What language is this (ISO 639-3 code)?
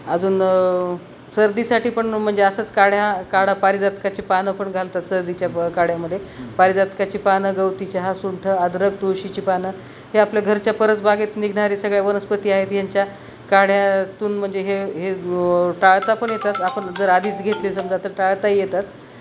mar